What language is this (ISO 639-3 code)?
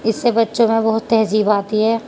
urd